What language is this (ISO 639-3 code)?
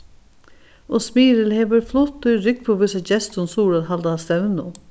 fao